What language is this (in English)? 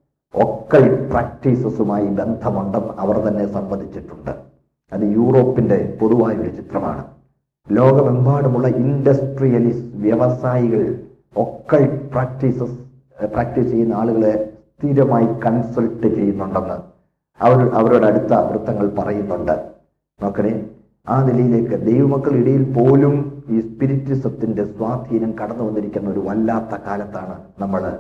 Malayalam